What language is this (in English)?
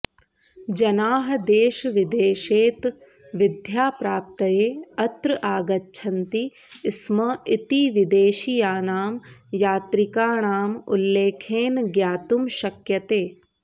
Sanskrit